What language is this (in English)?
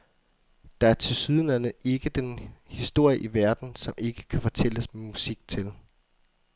Danish